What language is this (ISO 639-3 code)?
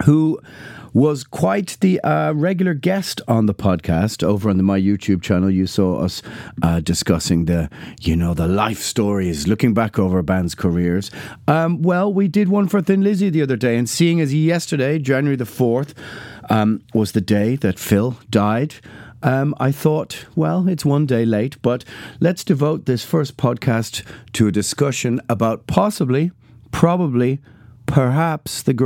eng